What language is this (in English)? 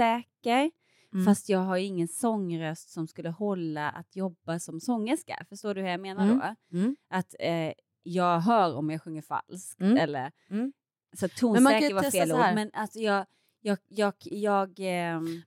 Swedish